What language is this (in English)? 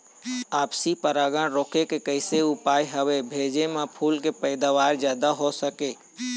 Chhattisgarhi